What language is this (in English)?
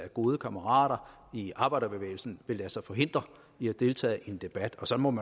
Danish